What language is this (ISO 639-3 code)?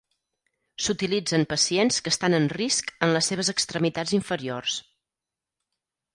cat